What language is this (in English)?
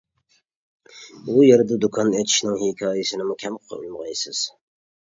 Uyghur